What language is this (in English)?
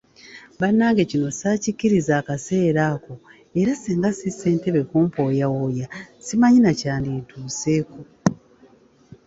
Ganda